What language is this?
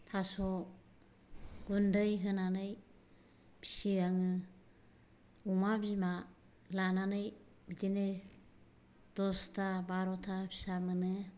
Bodo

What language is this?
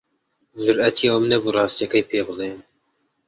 Central Kurdish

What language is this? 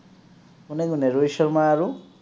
Assamese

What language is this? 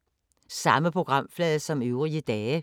Danish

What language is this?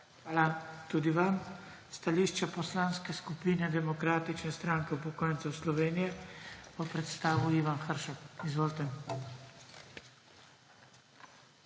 Slovenian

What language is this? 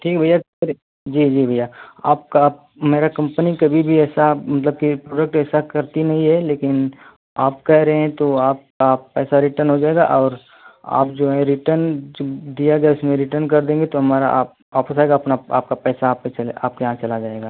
Hindi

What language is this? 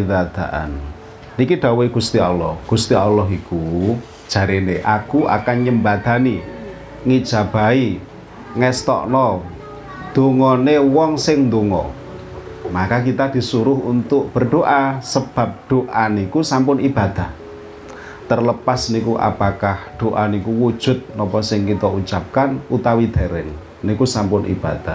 Indonesian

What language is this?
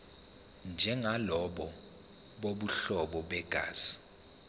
Zulu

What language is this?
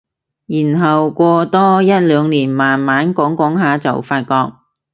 Cantonese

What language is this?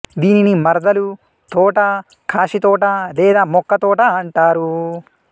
Telugu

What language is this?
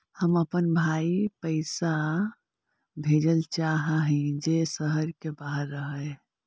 Magahi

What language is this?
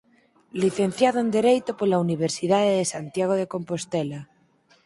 Galician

